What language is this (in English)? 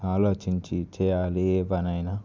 Telugu